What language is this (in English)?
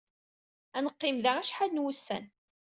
Kabyle